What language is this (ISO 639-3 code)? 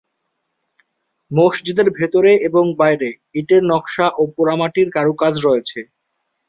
ben